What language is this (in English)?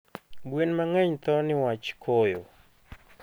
Luo (Kenya and Tanzania)